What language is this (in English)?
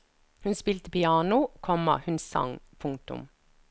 Norwegian